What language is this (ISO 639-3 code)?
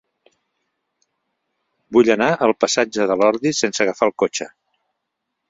cat